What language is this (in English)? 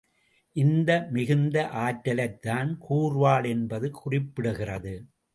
Tamil